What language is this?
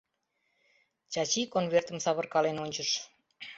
Mari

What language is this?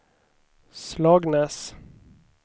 Swedish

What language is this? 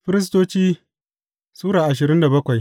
Hausa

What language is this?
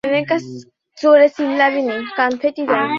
Bangla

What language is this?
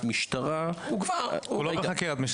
Hebrew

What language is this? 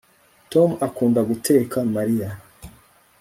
Kinyarwanda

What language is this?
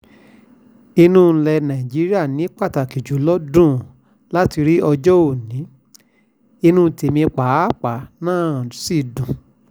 Yoruba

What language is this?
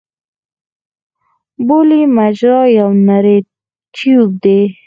Pashto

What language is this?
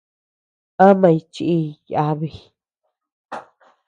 Tepeuxila Cuicatec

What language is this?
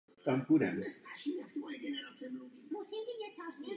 Czech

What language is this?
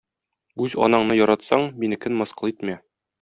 Tatar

